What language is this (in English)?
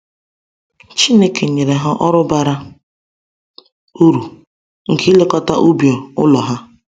Igbo